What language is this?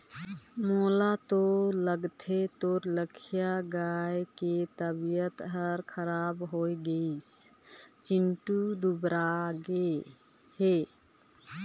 Chhattisgarhi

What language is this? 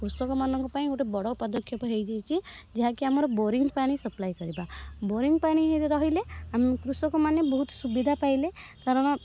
Odia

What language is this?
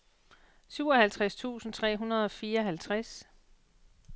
Danish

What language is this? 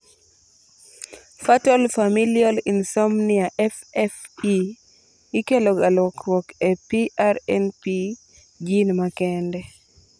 Luo (Kenya and Tanzania)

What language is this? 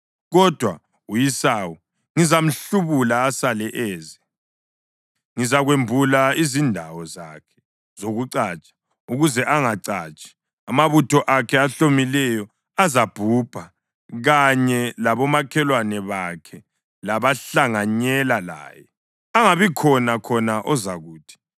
North Ndebele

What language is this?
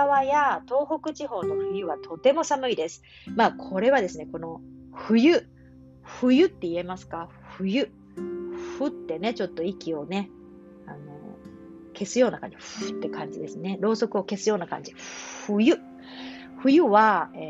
Japanese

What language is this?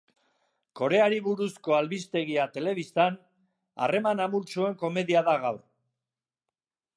Basque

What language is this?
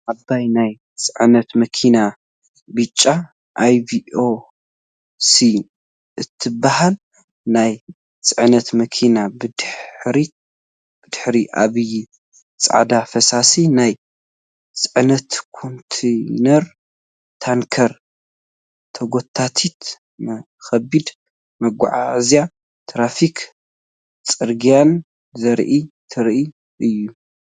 Tigrinya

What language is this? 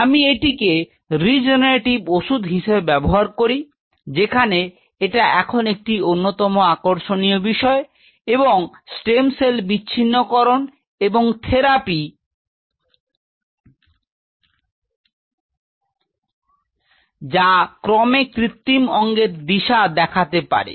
Bangla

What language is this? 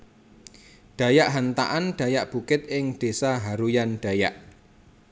Javanese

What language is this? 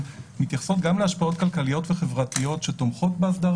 Hebrew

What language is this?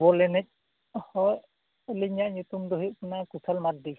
Santali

